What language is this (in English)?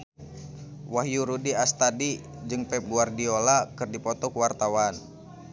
Sundanese